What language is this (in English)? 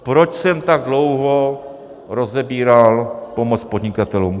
Czech